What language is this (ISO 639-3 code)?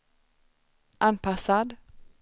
swe